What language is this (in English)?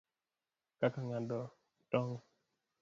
Luo (Kenya and Tanzania)